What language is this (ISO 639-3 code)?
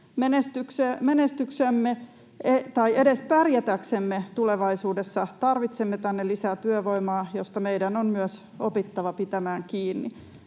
fin